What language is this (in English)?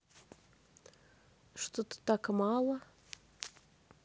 Russian